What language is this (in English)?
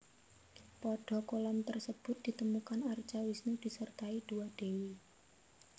Javanese